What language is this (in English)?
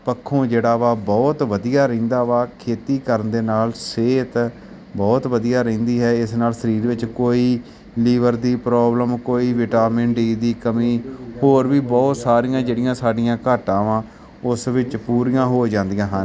Punjabi